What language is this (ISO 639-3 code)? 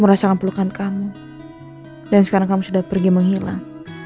ind